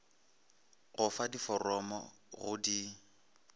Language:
Northern Sotho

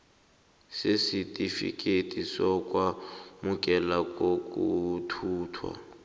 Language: South Ndebele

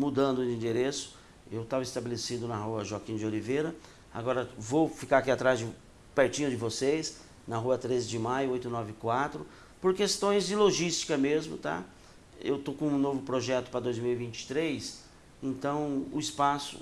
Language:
Portuguese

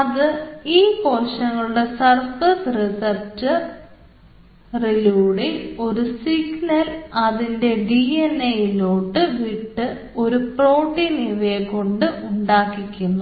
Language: Malayalam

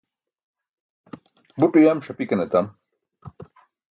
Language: Burushaski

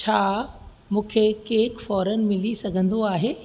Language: Sindhi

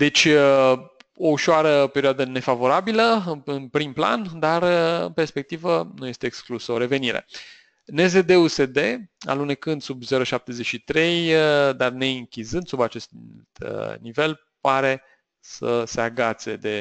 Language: Romanian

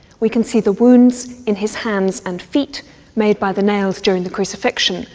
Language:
English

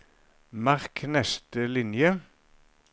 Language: Norwegian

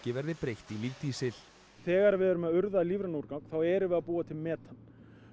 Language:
Icelandic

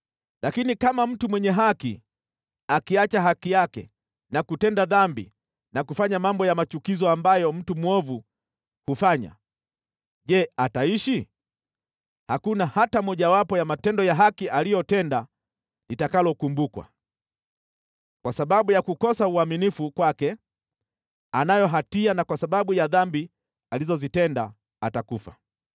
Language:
Swahili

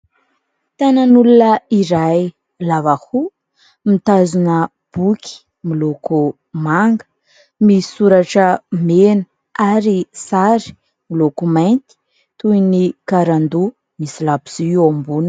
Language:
Malagasy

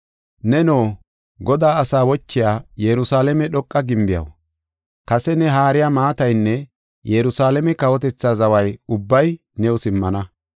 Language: Gofa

